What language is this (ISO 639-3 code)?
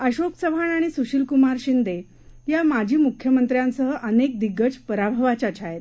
mar